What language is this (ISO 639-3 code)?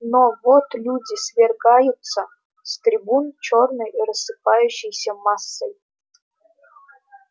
rus